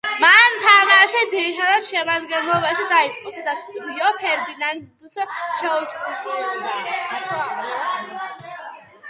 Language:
Georgian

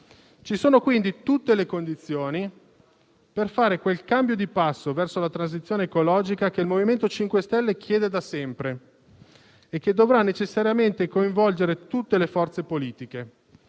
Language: Italian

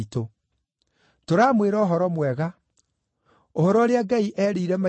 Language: Kikuyu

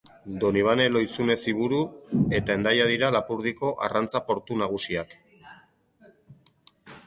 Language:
Basque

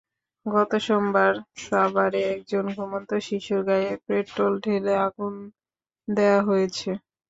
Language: Bangla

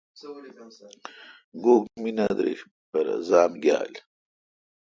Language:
Kalkoti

